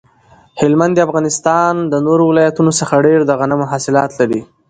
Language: Pashto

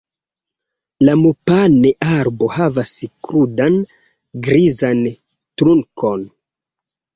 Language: Esperanto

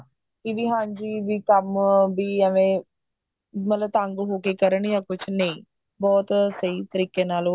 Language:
Punjabi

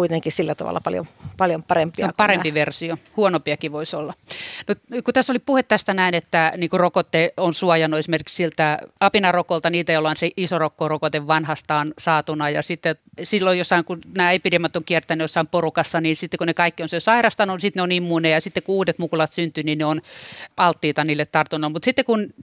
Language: Finnish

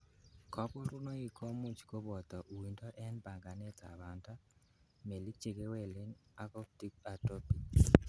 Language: Kalenjin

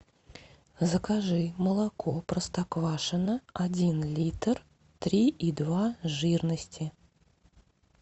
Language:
Russian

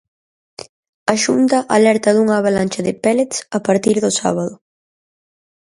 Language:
Galician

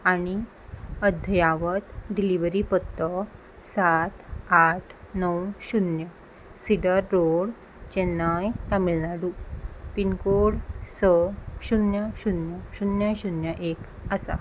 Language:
Konkani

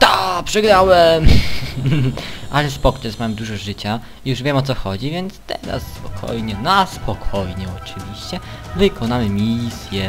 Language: Polish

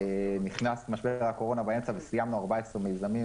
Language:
Hebrew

